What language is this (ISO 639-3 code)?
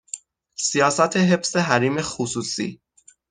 fas